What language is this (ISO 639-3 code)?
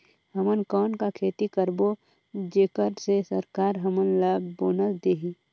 hne